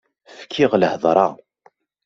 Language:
Kabyle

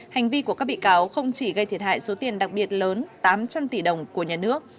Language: Vietnamese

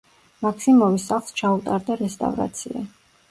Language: Georgian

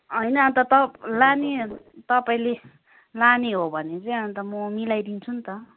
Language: Nepali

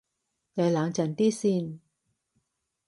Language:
Cantonese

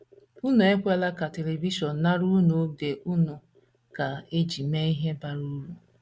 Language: Igbo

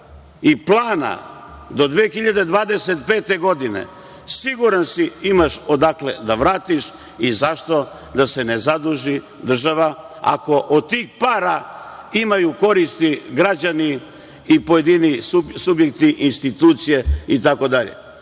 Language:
Serbian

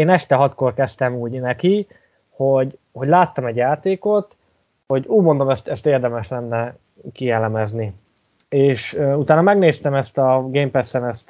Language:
Hungarian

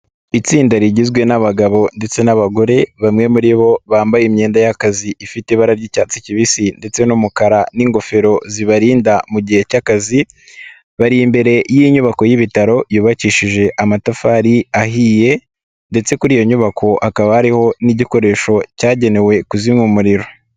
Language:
Kinyarwanda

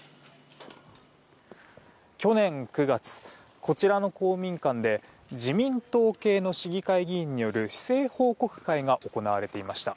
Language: Japanese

